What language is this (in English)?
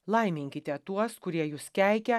Lithuanian